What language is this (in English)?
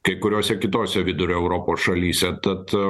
Lithuanian